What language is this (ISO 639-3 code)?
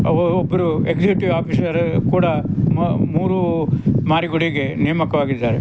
kan